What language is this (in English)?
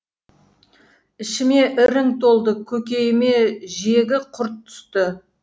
Kazakh